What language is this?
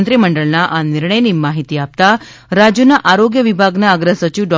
Gujarati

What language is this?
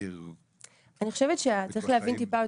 Hebrew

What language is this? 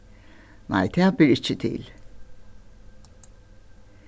Faroese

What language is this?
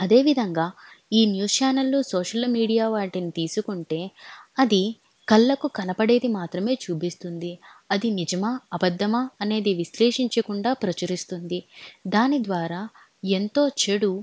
Telugu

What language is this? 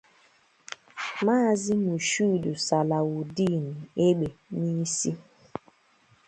Igbo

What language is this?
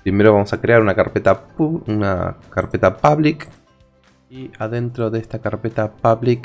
Spanish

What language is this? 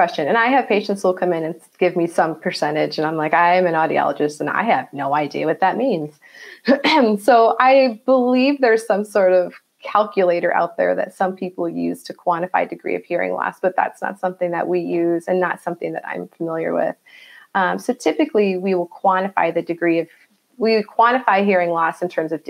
English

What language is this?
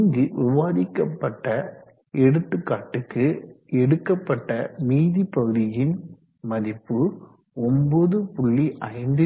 Tamil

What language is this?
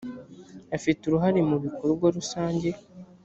Kinyarwanda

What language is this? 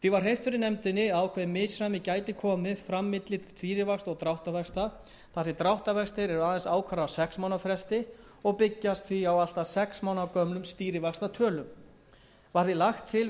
Icelandic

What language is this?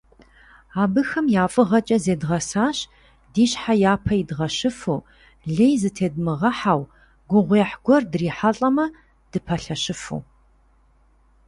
Kabardian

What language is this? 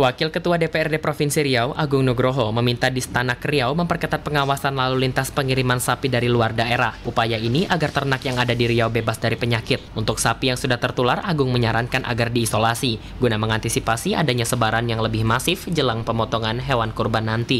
Indonesian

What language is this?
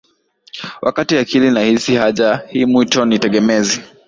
Swahili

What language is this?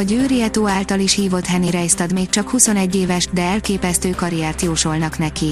Hungarian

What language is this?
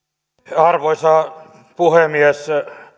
Finnish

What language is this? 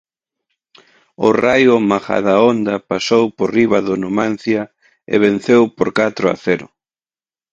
Galician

